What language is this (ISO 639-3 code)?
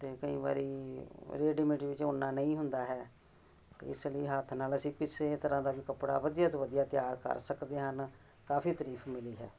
pan